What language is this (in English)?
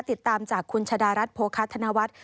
Thai